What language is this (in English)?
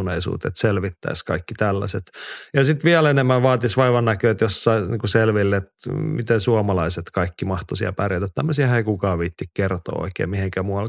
Finnish